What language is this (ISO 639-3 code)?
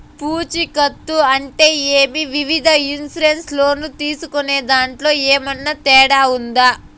tel